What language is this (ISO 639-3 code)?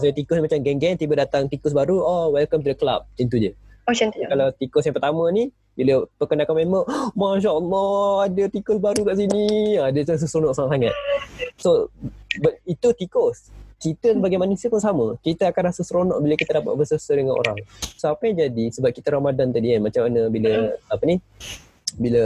msa